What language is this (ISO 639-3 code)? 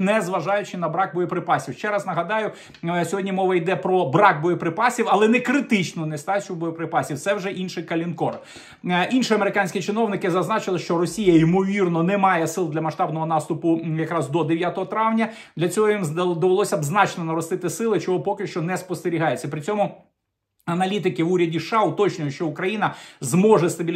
ukr